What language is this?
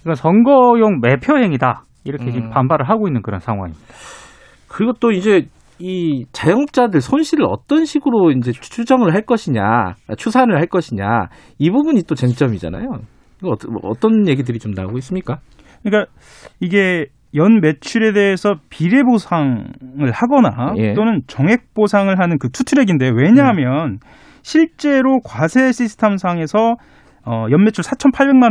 Korean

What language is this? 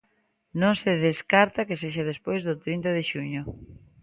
Galician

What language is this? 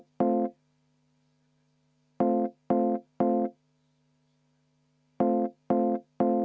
Estonian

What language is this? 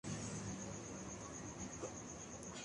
Urdu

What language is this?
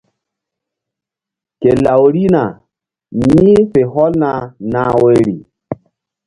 Mbum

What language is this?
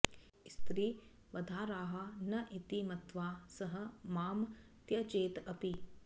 Sanskrit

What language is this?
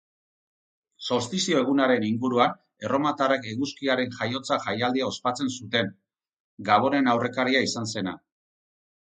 Basque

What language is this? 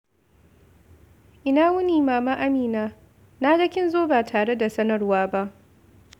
Hausa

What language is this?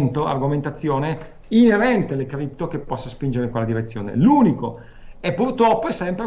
Italian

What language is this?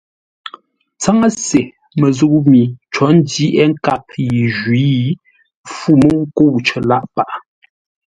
Ngombale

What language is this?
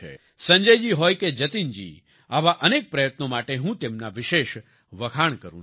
Gujarati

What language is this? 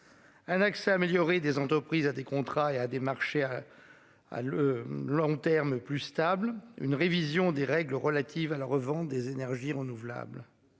French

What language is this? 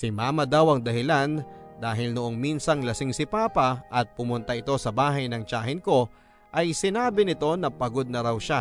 Filipino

